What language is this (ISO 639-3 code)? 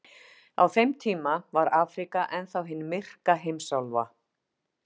isl